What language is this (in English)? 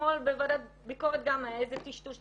Hebrew